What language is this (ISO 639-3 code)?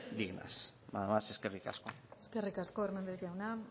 eus